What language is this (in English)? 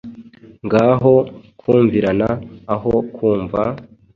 Kinyarwanda